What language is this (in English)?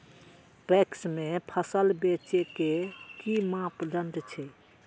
Maithili